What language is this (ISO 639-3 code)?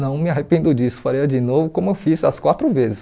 por